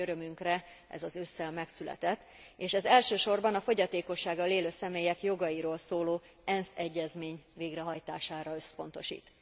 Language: Hungarian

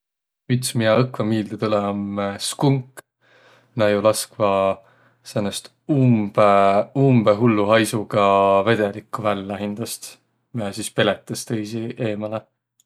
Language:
Võro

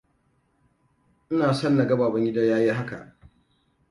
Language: Hausa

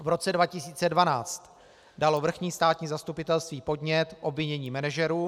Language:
Czech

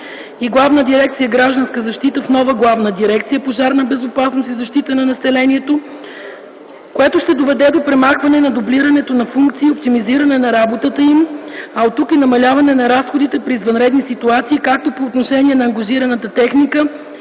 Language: Bulgarian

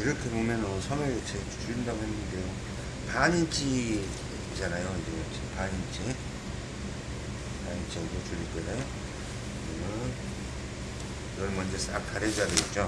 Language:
Korean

